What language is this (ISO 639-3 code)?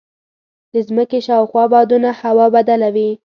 pus